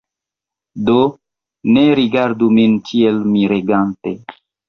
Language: Esperanto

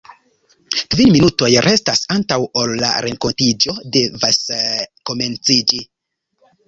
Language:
Esperanto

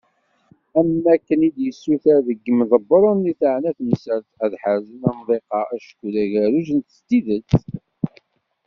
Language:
Kabyle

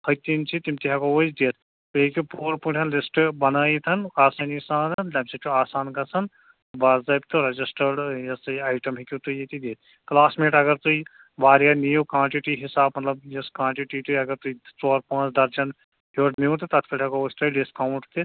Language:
Kashmiri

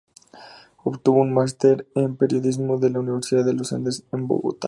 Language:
Spanish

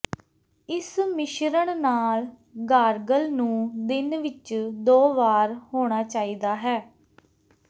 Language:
Punjabi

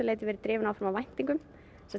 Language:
Icelandic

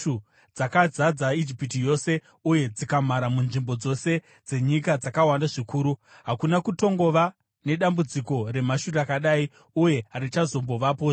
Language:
Shona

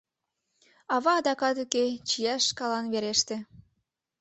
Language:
Mari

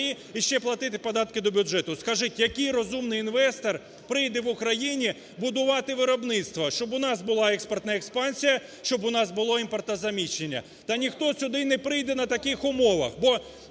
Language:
Ukrainian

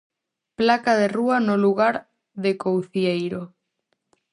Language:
Galician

